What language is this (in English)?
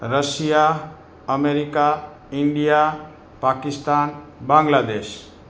Gujarati